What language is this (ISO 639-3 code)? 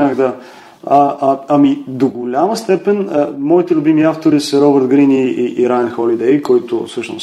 bul